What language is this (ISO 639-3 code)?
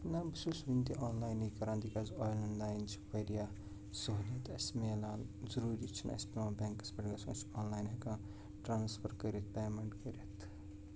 kas